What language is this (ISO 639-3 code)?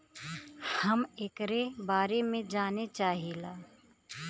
bho